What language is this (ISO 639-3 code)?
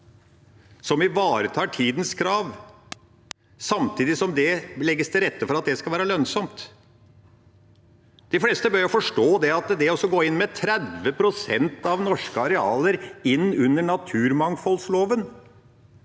nor